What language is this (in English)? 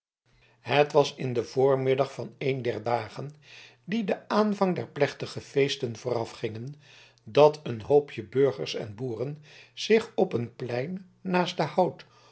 Dutch